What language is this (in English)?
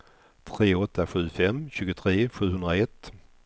Swedish